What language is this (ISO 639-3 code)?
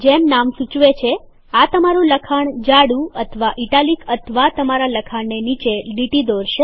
guj